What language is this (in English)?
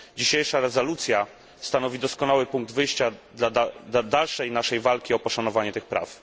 Polish